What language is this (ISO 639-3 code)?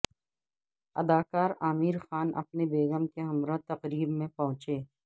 urd